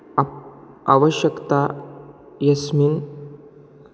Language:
Sanskrit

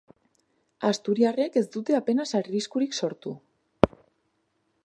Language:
Basque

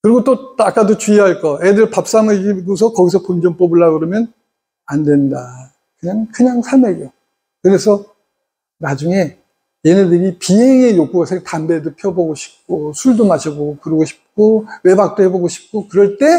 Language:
Korean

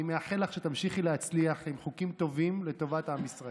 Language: Hebrew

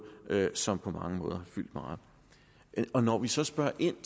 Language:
Danish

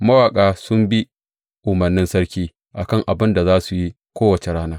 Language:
Hausa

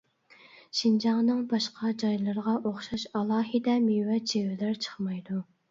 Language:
Uyghur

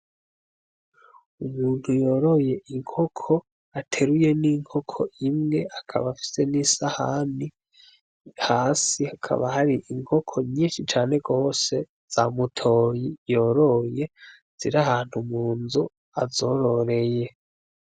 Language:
Rundi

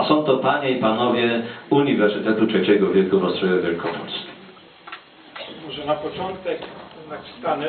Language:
Polish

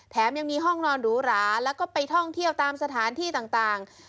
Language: Thai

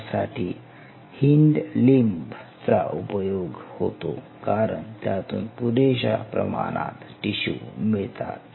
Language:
Marathi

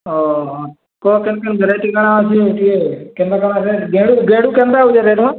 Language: Odia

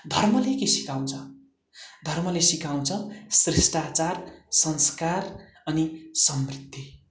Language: Nepali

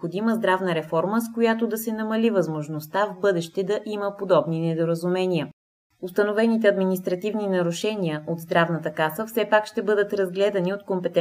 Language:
Bulgarian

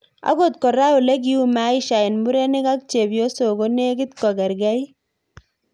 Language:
Kalenjin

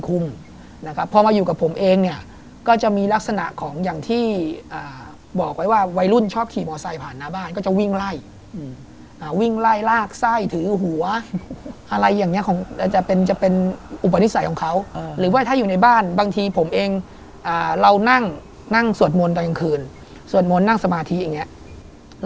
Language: Thai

